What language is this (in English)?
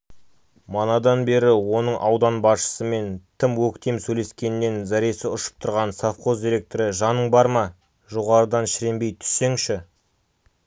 Kazakh